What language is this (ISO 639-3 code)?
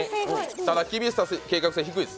jpn